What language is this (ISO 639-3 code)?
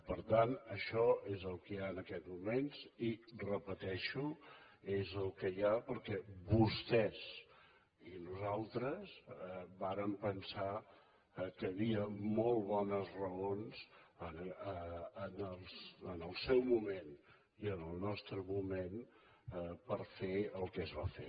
cat